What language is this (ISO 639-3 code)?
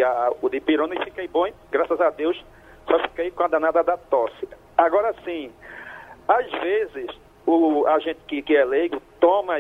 por